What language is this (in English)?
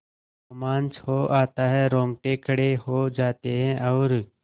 Hindi